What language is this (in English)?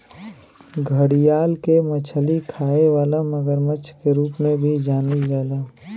Bhojpuri